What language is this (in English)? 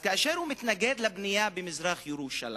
Hebrew